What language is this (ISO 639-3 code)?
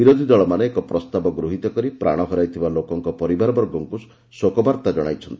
ori